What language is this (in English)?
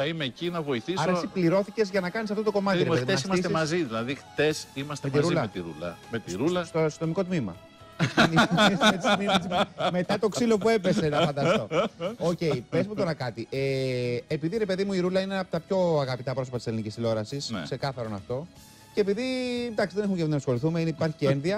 Greek